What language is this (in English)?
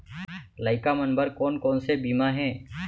Chhattisgarhi